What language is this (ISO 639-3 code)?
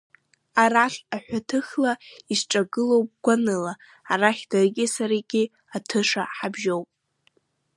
abk